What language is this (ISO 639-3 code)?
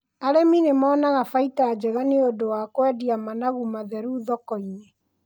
kik